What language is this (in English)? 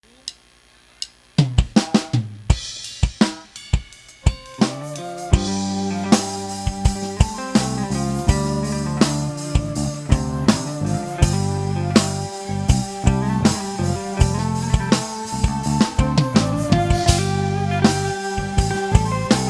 Vietnamese